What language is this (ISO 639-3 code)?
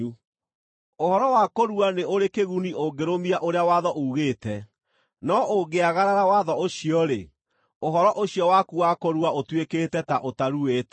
kik